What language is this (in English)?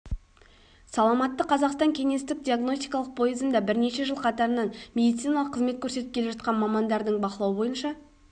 Kazakh